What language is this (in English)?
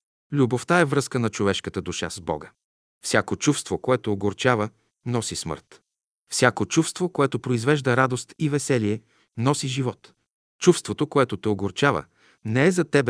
Bulgarian